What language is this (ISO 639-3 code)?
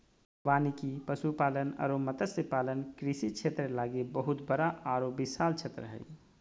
mag